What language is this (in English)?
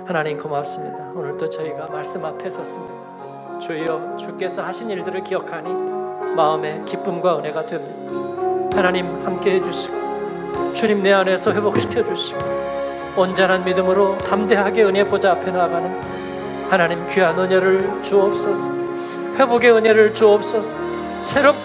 Korean